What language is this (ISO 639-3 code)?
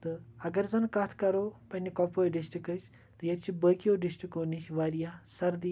kas